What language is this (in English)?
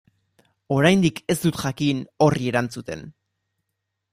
Basque